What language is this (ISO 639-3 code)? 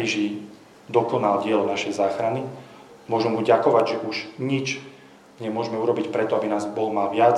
slk